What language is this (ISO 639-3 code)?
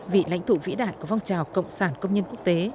vie